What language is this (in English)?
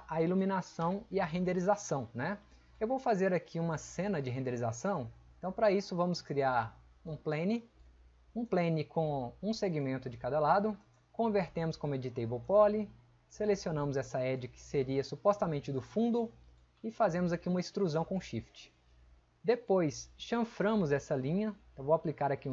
Portuguese